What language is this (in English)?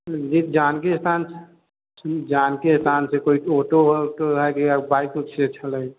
Maithili